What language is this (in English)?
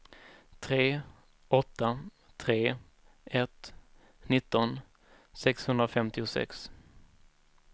Swedish